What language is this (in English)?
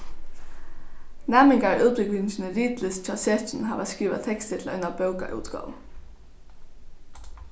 Faroese